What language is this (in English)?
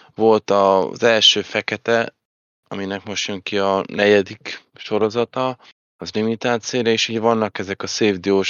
Hungarian